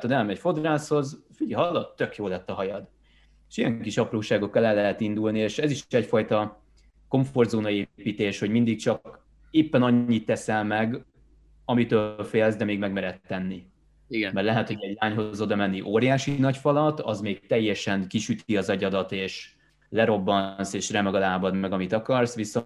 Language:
Hungarian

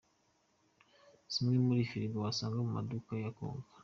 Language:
Kinyarwanda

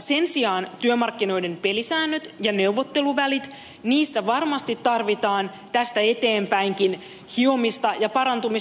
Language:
Finnish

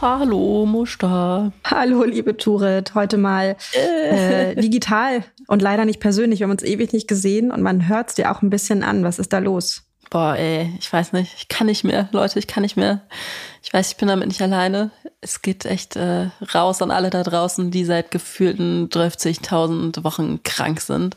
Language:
German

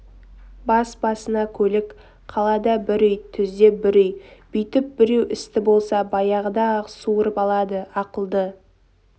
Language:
Kazakh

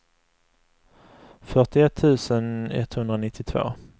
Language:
Swedish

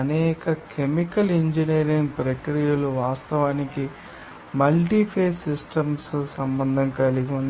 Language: Telugu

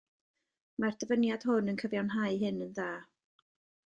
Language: Welsh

